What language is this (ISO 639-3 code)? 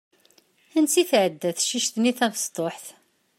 kab